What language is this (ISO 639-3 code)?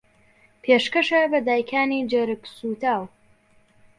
ckb